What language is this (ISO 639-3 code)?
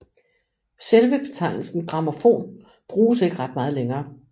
dan